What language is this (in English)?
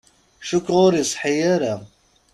Kabyle